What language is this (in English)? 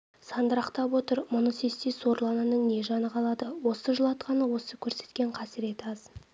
Kazakh